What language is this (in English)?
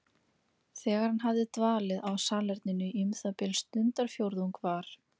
Icelandic